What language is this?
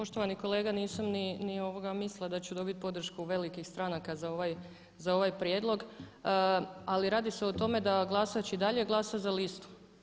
Croatian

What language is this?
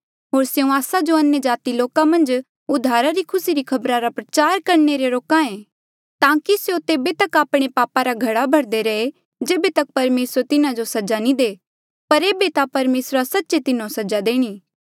Mandeali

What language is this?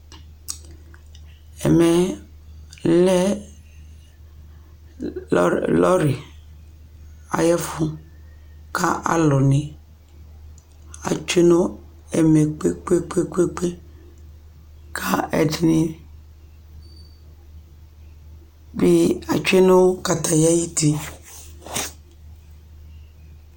Ikposo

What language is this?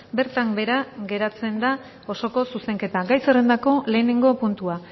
Basque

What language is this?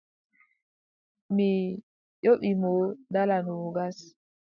Adamawa Fulfulde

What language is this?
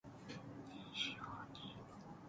Persian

